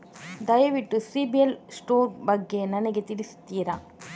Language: Kannada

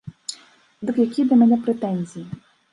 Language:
Belarusian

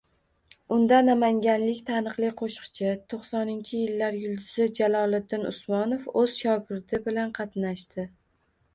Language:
Uzbek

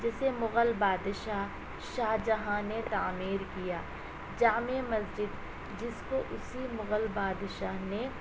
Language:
Urdu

